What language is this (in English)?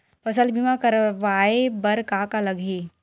Chhattisgarhi